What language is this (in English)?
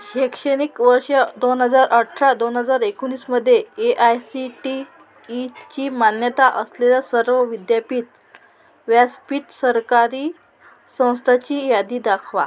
Marathi